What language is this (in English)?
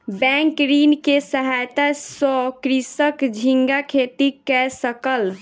Maithili